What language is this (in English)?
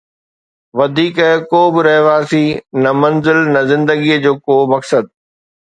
Sindhi